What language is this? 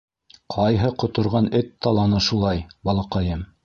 Bashkir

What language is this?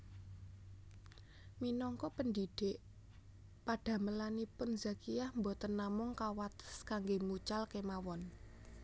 Javanese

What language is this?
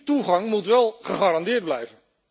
Dutch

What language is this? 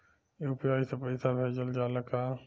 Bhojpuri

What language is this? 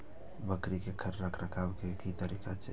Maithili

